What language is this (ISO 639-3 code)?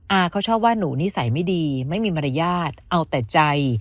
tha